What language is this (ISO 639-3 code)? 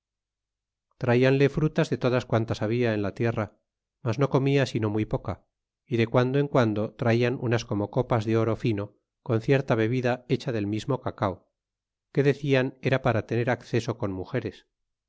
spa